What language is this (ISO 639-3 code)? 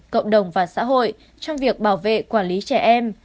vie